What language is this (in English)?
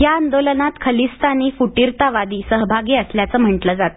Marathi